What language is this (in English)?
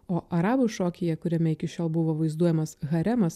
Lithuanian